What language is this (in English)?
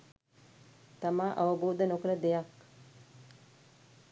Sinhala